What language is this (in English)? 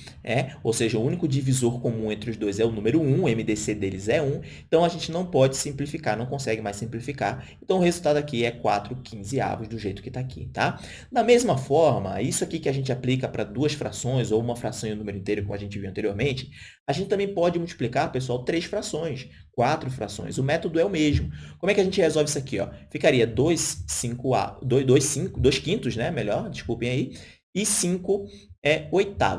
Portuguese